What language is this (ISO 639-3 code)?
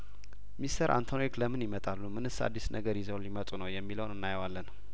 amh